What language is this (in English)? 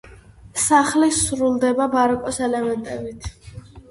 Georgian